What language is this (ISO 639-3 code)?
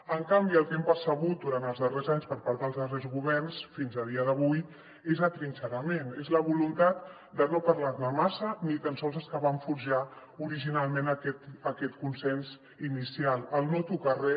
cat